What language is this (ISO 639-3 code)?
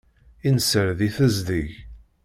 kab